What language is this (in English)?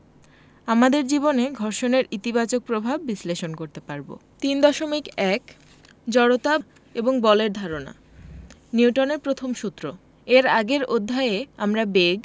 Bangla